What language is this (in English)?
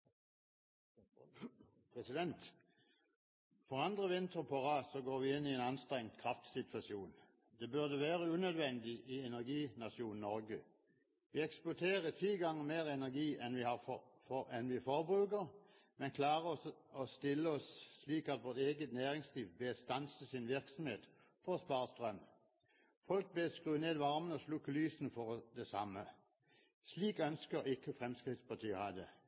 Norwegian